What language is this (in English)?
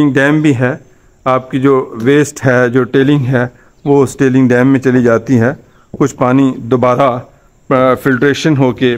Hindi